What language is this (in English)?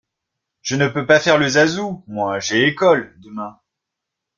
French